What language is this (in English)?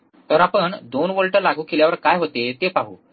Marathi